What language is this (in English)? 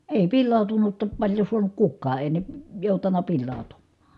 Finnish